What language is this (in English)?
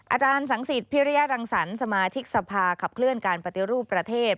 Thai